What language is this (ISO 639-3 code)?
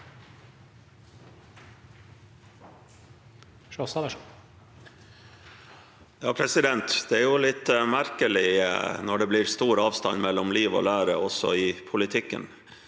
nor